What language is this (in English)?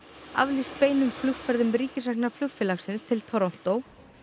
Icelandic